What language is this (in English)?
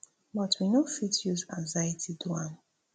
Nigerian Pidgin